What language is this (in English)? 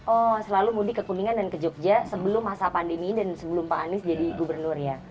Indonesian